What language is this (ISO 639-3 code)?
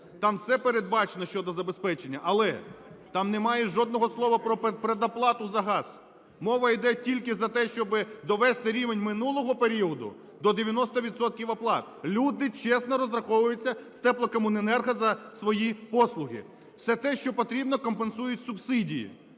ukr